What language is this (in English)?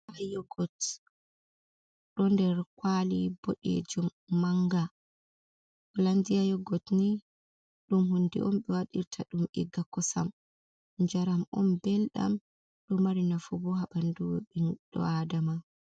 Fula